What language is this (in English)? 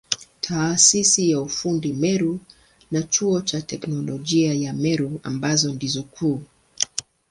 Swahili